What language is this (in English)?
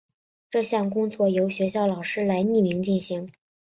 Chinese